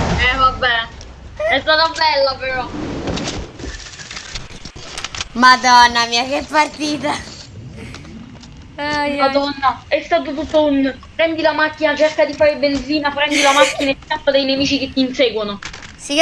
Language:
Italian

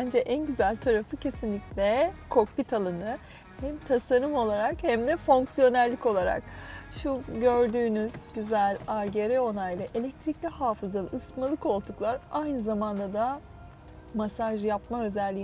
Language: Turkish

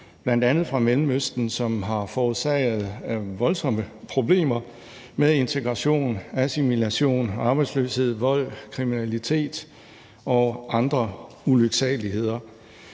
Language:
Danish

